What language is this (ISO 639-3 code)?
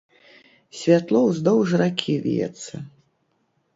bel